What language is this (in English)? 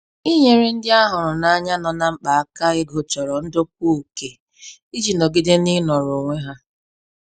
Igbo